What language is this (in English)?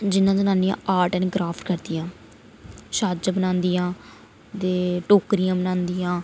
Dogri